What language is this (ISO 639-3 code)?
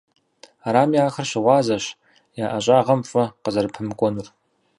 kbd